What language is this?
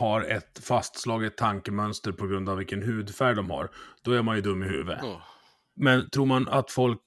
Swedish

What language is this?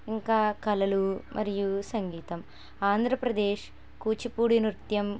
Telugu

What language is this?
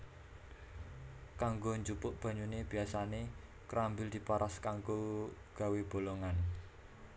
Javanese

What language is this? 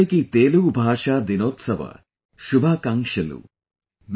English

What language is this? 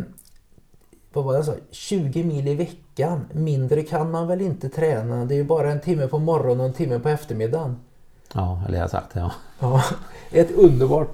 Swedish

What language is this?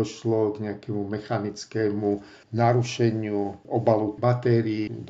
Slovak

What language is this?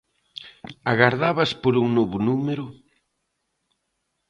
Galician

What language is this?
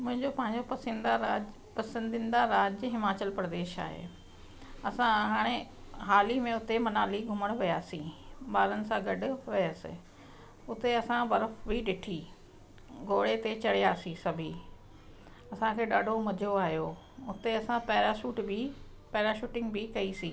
Sindhi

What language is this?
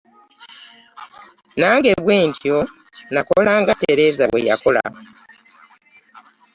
Ganda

